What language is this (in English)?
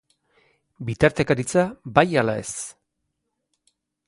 Basque